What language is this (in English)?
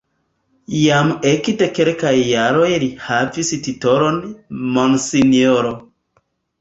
Esperanto